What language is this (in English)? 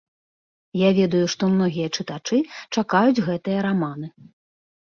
Belarusian